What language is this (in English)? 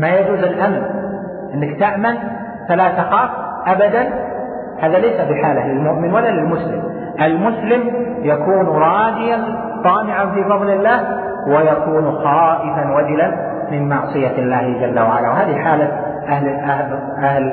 Arabic